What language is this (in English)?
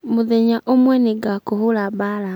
Kikuyu